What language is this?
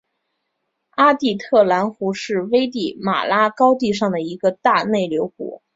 Chinese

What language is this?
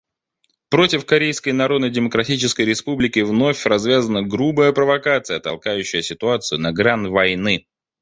Russian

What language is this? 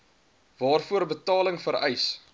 Afrikaans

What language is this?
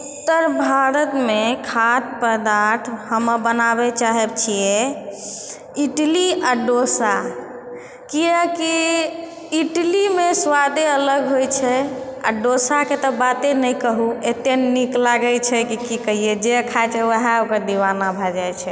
Maithili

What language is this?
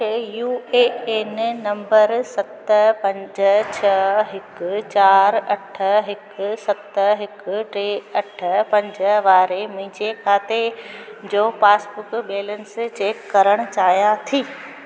Sindhi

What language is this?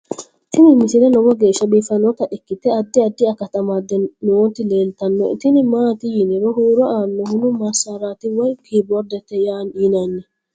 Sidamo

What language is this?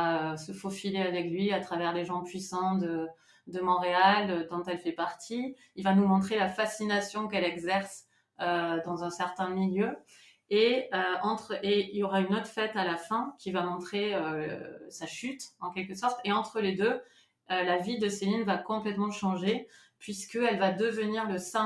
French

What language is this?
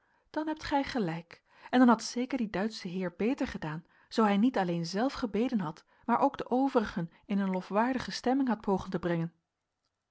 Dutch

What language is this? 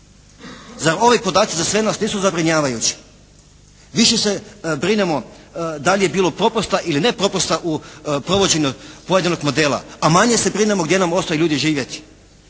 Croatian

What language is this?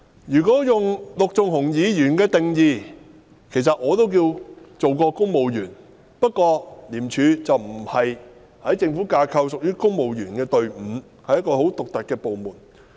Cantonese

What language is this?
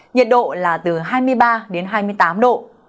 Vietnamese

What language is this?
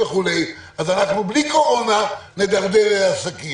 Hebrew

